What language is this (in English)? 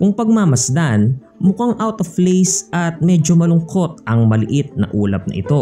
Filipino